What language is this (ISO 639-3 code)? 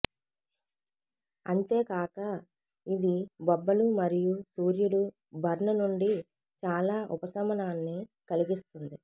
tel